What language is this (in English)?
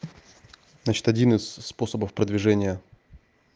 Russian